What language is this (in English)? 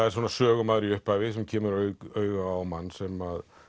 Icelandic